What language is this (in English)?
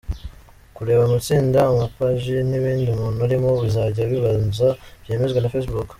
Kinyarwanda